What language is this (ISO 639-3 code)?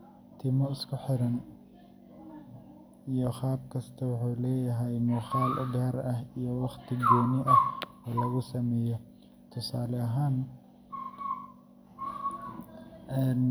som